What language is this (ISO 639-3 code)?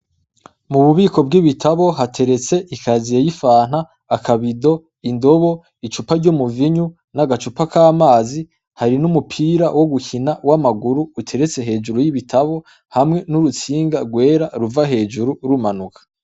run